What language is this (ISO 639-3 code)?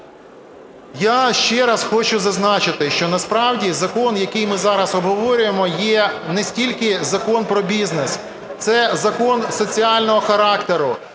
ukr